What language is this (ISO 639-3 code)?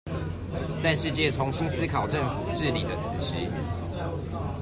zho